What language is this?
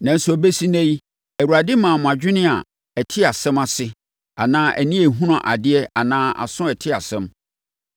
Akan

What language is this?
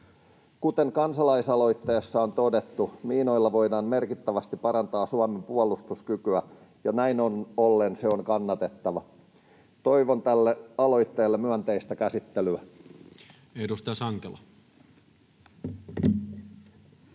Finnish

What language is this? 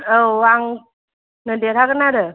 Bodo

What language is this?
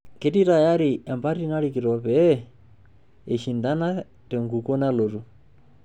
Masai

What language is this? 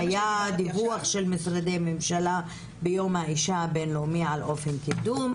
Hebrew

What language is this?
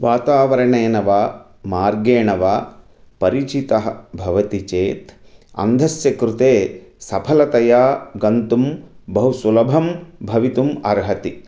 Sanskrit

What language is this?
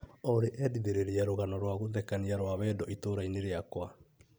Kikuyu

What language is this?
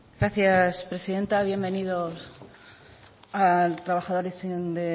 Spanish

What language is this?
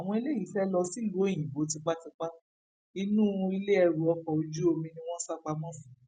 Yoruba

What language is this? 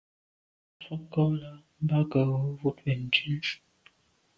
Medumba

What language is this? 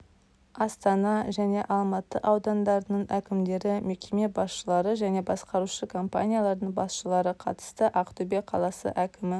Kazakh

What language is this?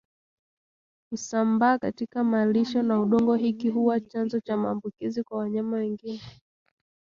Swahili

